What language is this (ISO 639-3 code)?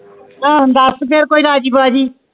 pan